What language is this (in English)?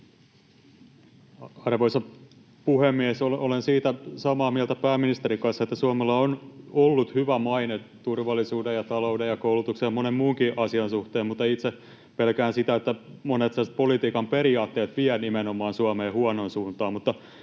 Finnish